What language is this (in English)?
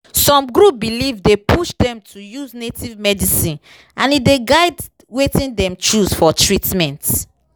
Nigerian Pidgin